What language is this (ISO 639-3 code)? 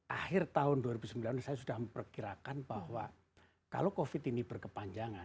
ind